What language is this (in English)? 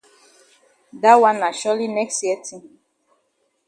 Cameroon Pidgin